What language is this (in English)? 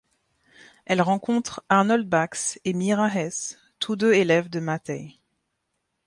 French